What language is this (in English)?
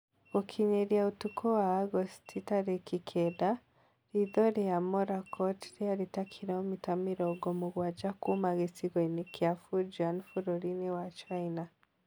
Kikuyu